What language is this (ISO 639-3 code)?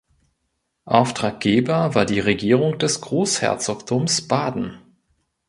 deu